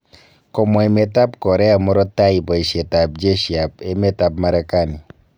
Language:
Kalenjin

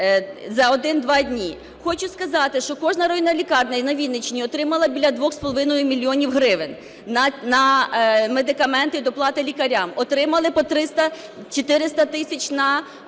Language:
Ukrainian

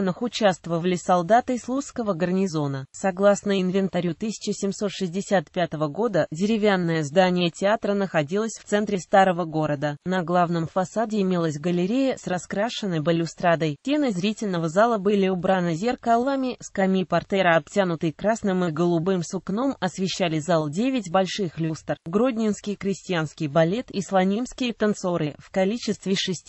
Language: Russian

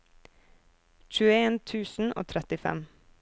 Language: Norwegian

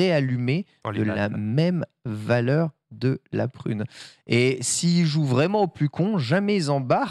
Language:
French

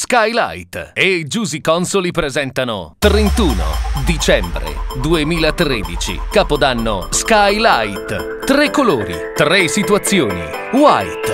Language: Italian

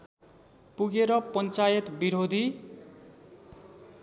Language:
Nepali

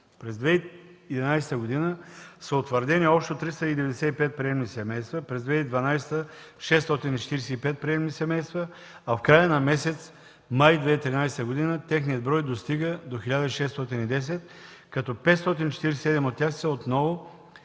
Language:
Bulgarian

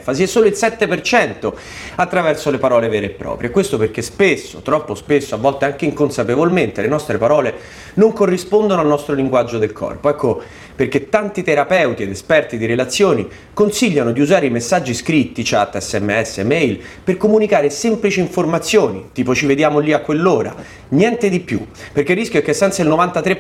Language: Italian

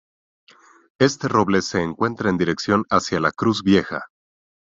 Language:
Spanish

